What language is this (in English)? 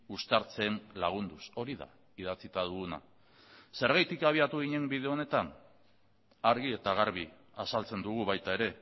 Basque